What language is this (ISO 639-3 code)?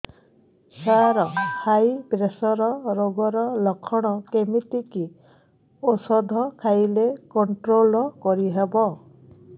ori